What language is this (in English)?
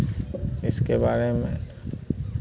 Hindi